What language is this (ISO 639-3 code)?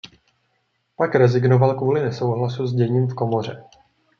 ces